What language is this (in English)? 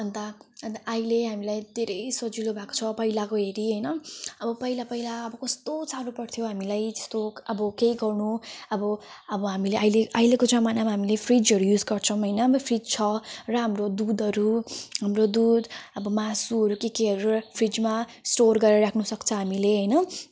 Nepali